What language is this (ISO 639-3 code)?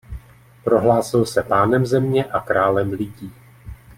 ces